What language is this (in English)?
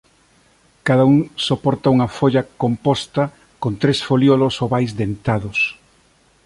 Galician